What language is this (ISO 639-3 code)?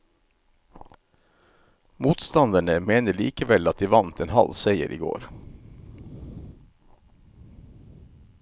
nor